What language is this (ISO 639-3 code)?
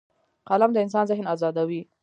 pus